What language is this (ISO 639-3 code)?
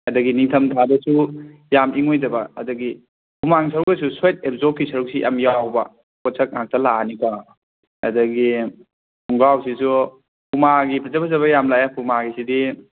mni